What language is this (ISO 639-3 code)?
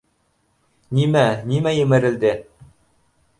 bak